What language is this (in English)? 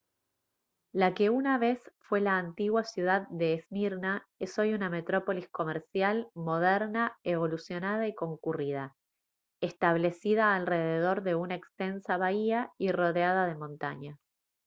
Spanish